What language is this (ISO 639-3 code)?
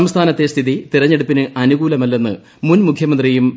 mal